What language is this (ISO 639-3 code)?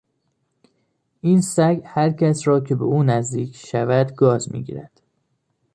fas